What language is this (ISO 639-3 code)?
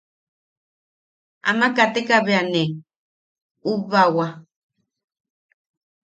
yaq